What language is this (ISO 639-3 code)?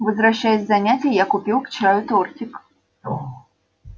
rus